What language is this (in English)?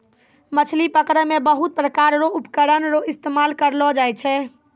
Maithili